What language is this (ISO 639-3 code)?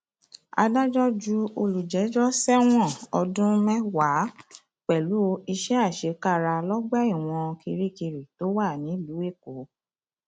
yor